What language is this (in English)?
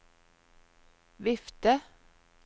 Norwegian